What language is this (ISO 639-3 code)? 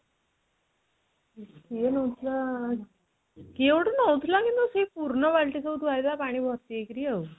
ori